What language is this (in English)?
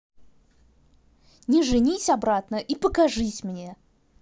Russian